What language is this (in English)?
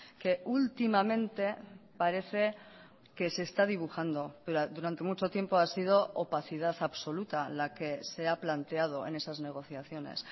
Spanish